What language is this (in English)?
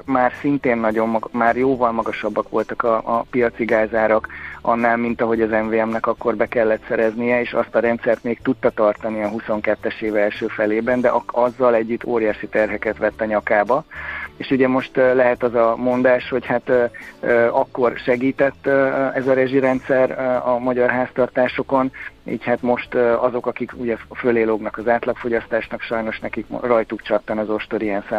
Hungarian